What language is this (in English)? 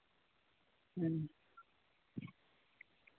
Santali